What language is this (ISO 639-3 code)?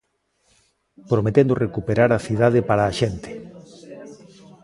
glg